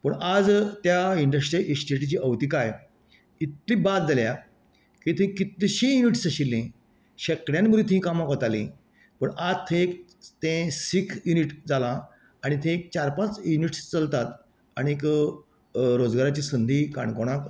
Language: Konkani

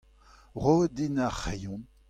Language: Breton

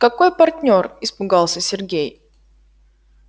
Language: Russian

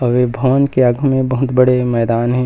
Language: Chhattisgarhi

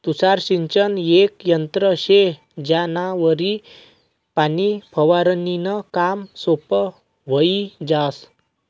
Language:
Marathi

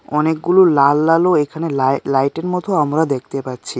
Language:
Bangla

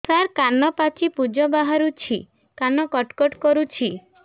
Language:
Odia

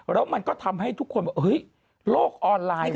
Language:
Thai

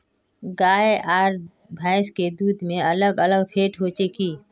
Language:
Magahi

